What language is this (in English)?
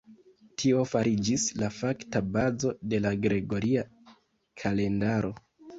Esperanto